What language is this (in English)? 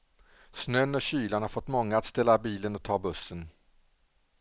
Swedish